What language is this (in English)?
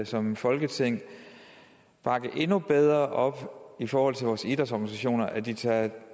Danish